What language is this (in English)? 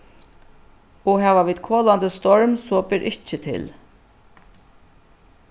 Faroese